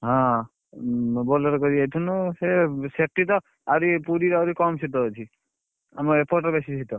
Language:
Odia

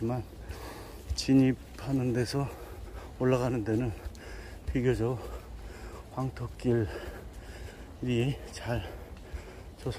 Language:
Korean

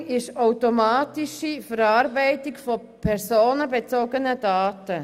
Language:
Swiss German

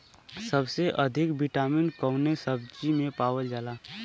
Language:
Bhojpuri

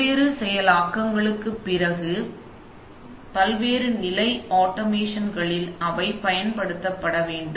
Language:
Tamil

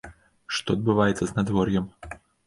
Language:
Belarusian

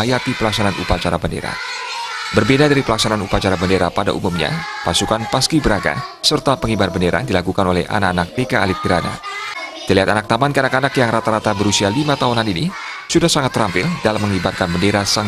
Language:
Indonesian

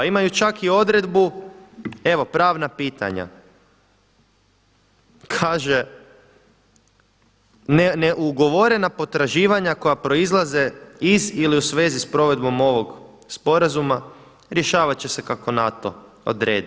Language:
Croatian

